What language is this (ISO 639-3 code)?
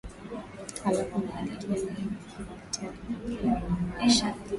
swa